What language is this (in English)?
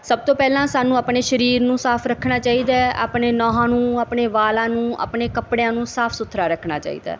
Punjabi